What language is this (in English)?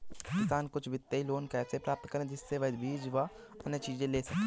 Hindi